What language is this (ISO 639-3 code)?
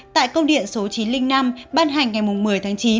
vie